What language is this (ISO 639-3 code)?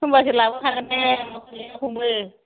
brx